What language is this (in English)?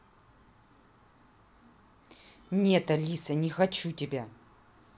Russian